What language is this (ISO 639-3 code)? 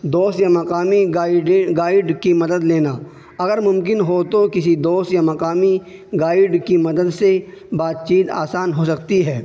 urd